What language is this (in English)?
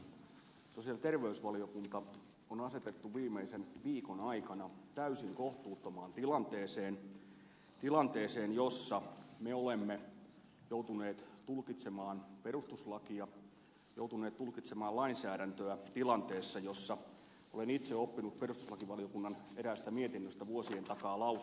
Finnish